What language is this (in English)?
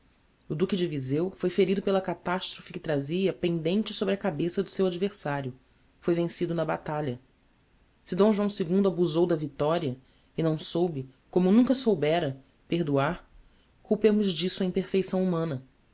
Portuguese